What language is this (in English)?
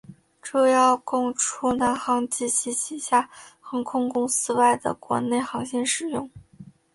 Chinese